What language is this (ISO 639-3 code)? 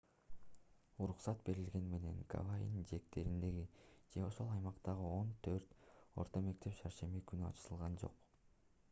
kir